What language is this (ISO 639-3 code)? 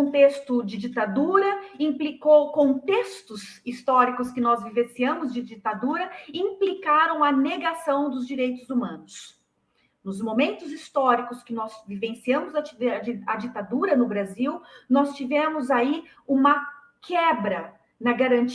por